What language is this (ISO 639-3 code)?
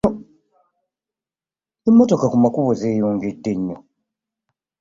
lug